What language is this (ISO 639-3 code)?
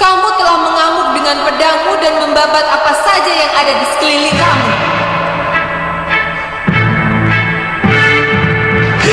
ind